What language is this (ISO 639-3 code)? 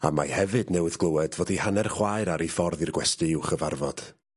cym